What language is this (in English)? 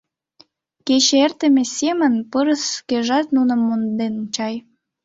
Mari